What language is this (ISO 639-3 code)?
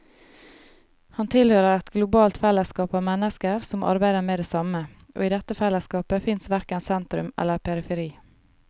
nor